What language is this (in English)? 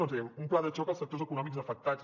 Catalan